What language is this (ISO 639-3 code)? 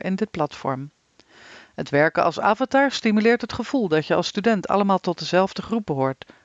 nld